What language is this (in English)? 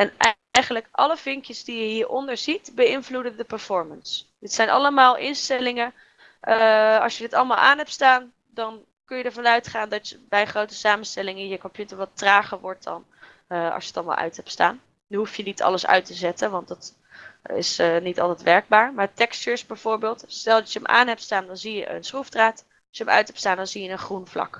Dutch